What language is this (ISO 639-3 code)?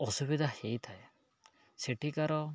ori